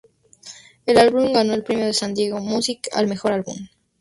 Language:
Spanish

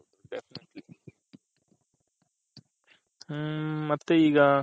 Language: Kannada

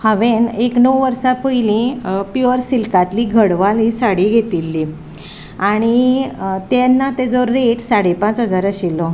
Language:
Konkani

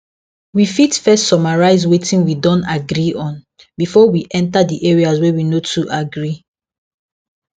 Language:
Nigerian Pidgin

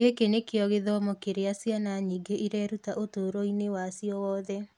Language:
Kikuyu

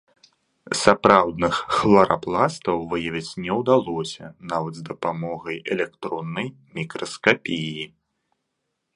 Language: Belarusian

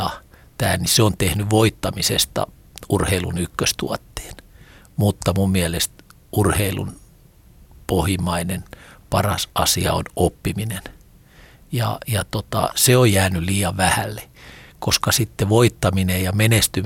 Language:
Finnish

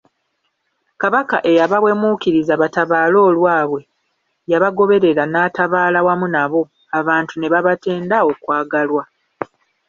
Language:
Ganda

